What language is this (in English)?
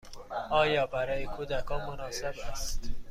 Persian